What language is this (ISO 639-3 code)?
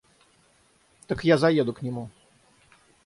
rus